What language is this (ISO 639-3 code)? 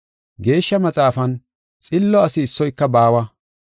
gof